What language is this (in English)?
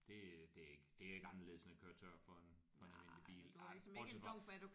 Danish